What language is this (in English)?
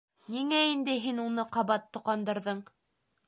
Bashkir